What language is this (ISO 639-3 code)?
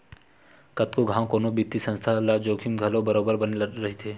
hne